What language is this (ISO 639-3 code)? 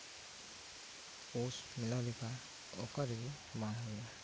sat